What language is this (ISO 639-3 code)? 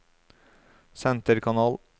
nor